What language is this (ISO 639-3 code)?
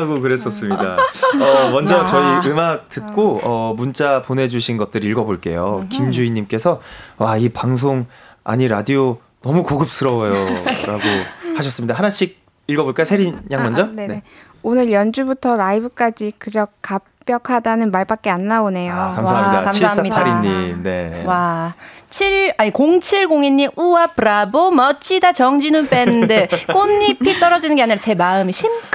kor